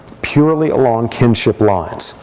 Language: English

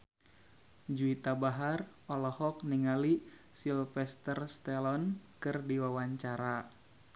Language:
Sundanese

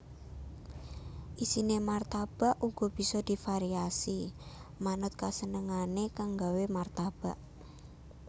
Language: Javanese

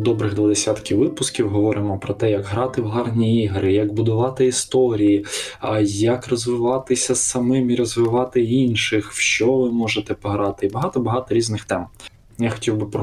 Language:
Ukrainian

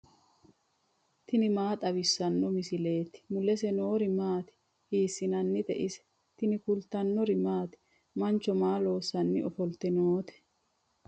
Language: Sidamo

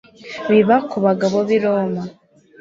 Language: Kinyarwanda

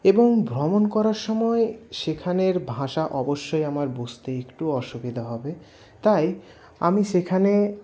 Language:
Bangla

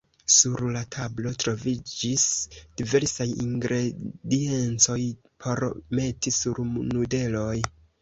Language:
Esperanto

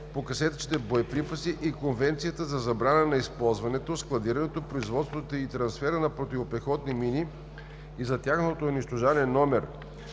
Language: Bulgarian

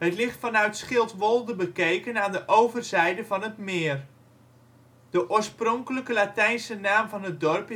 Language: Dutch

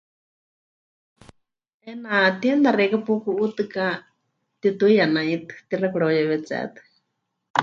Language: Huichol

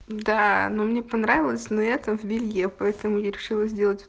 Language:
Russian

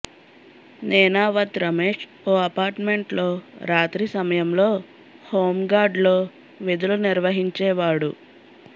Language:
Telugu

